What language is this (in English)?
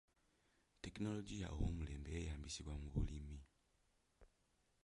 Ganda